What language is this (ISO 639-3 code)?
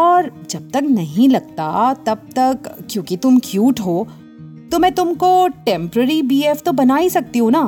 hin